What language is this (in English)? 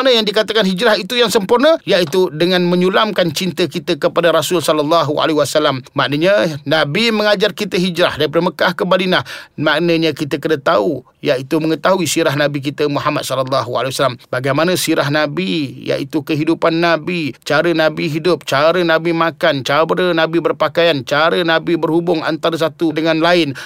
Malay